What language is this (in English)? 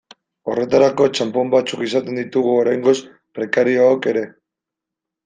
Basque